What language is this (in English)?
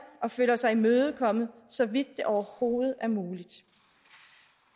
Danish